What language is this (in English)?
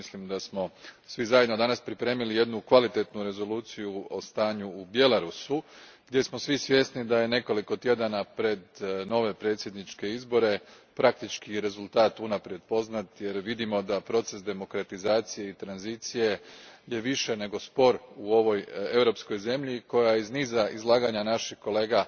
Croatian